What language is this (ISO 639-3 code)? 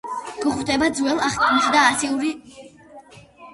kat